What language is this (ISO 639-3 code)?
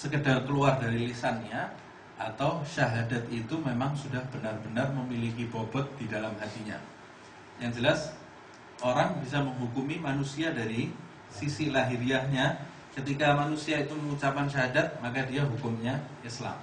ind